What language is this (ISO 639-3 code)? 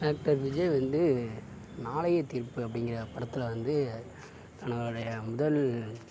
tam